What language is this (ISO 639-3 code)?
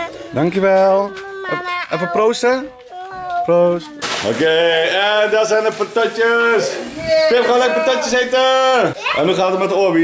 nld